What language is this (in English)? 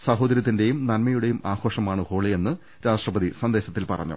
Malayalam